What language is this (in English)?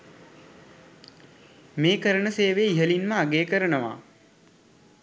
Sinhala